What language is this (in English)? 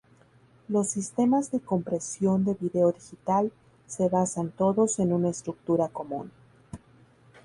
Spanish